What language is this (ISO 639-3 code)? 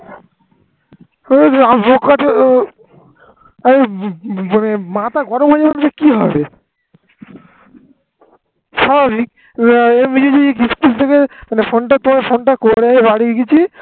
ben